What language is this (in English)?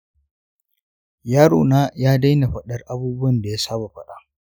Hausa